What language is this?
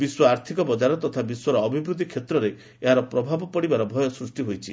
Odia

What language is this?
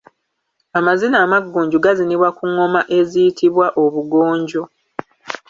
Ganda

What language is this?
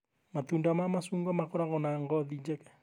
Kikuyu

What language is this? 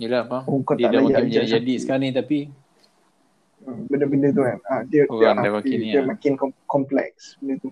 Malay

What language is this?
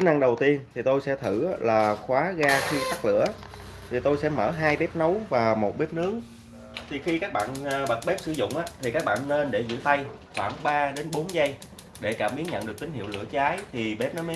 Vietnamese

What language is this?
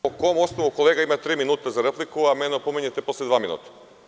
Serbian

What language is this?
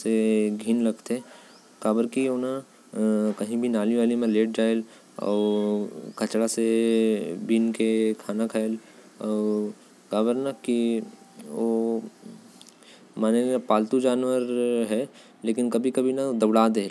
Korwa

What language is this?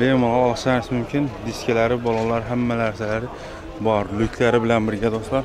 Turkish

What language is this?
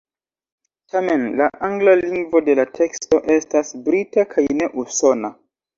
Esperanto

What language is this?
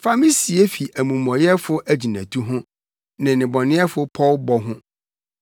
Akan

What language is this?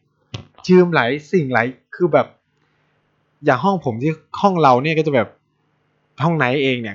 Thai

